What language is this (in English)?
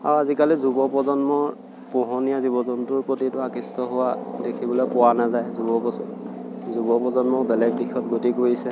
Assamese